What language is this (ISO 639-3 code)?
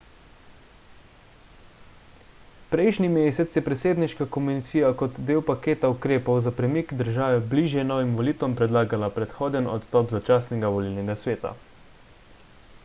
slv